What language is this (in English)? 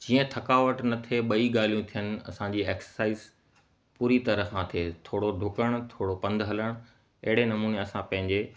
Sindhi